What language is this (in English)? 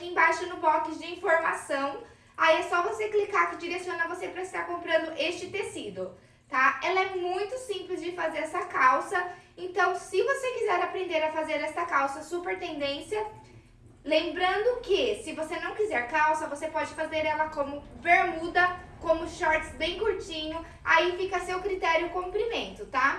Portuguese